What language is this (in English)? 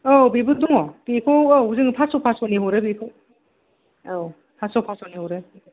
Bodo